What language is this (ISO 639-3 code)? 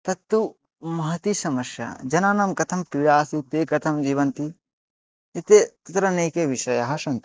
san